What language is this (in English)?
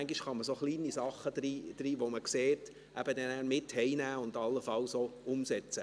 Swiss German